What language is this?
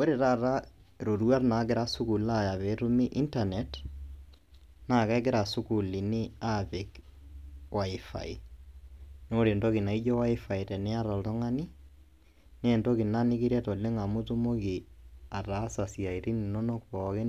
Masai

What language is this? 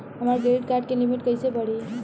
Bhojpuri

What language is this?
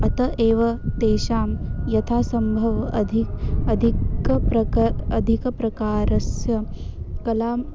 Sanskrit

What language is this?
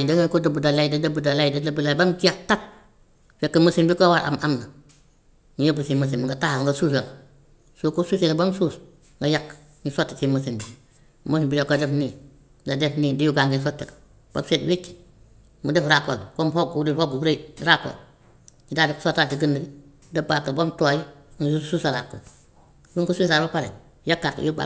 Gambian Wolof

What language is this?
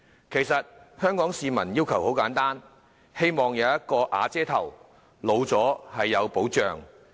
Cantonese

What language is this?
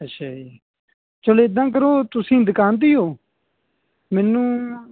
Punjabi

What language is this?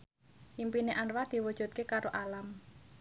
Javanese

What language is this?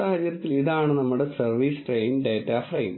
Malayalam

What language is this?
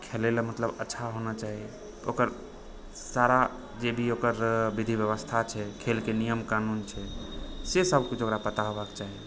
Maithili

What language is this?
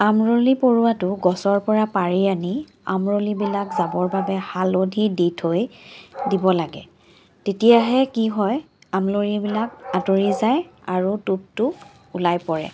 Assamese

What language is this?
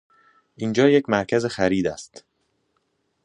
Persian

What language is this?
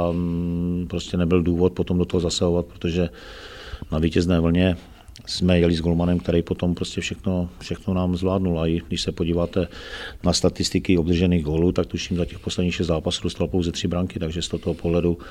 Czech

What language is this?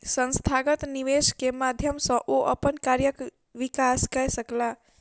Maithili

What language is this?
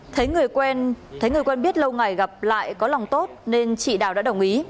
Vietnamese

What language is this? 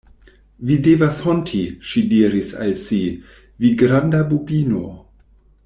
Esperanto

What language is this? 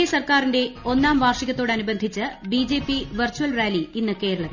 Malayalam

